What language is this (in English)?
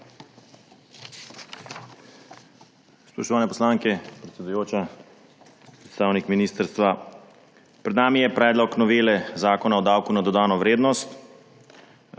Slovenian